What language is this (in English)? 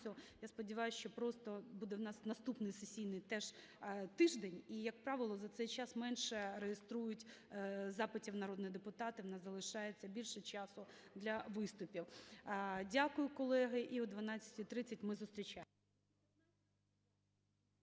Ukrainian